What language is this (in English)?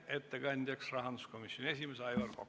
Estonian